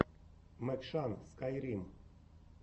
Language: Russian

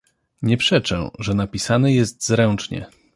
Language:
Polish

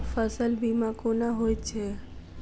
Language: Maithili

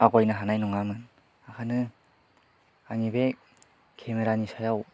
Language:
Bodo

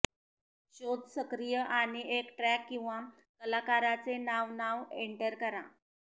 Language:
Marathi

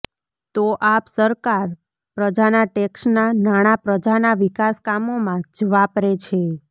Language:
Gujarati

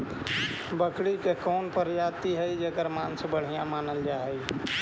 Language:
Magahi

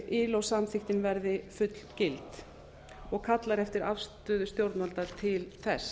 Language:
Icelandic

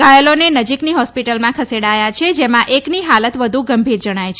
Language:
Gujarati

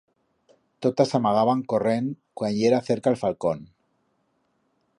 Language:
Aragonese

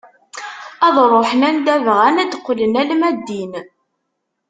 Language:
Kabyle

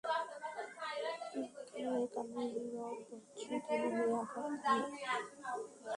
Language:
Bangla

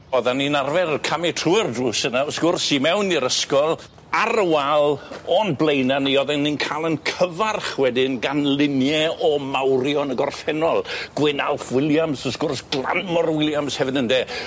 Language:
Welsh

